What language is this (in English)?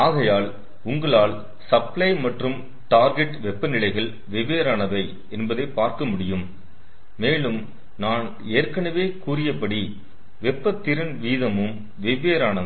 Tamil